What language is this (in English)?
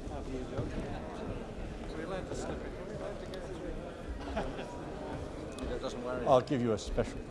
English